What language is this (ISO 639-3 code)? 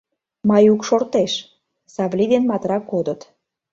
chm